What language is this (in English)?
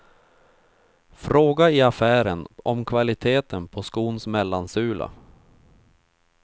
Swedish